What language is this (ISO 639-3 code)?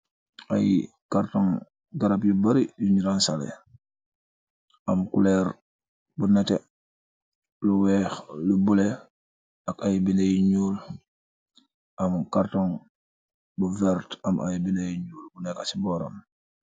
wol